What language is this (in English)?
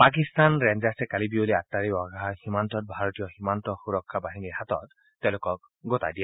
Assamese